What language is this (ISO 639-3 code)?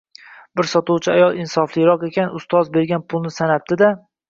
uzb